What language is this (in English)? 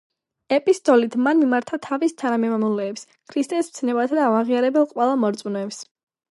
Georgian